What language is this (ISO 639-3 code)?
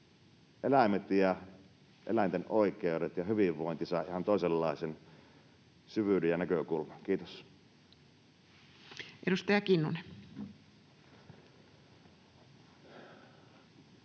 fin